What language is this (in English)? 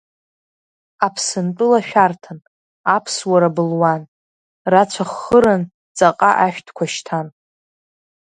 Abkhazian